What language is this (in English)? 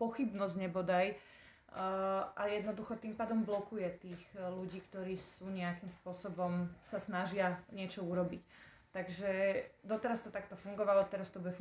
Slovak